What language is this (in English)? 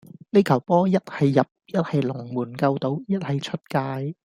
Cantonese